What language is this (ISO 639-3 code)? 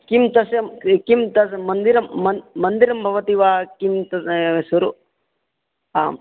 san